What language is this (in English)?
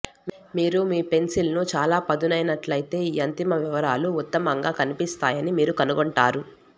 Telugu